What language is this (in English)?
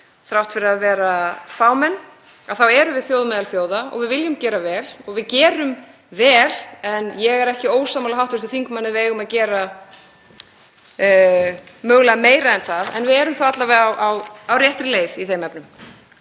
Icelandic